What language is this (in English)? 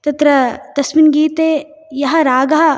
Sanskrit